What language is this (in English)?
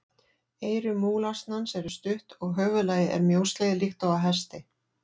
Icelandic